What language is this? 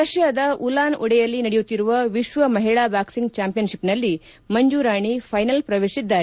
Kannada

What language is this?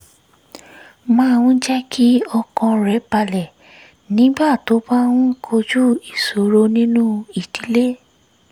Yoruba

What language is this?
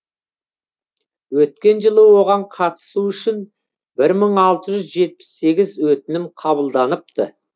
Kazakh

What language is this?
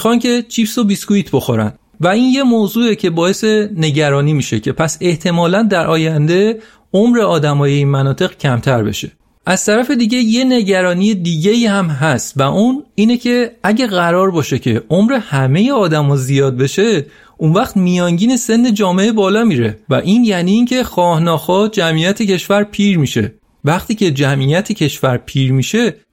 Persian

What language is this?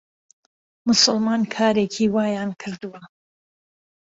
Central Kurdish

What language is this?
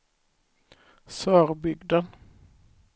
Swedish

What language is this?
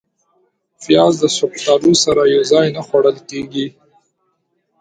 Pashto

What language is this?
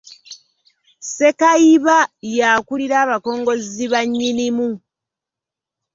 Ganda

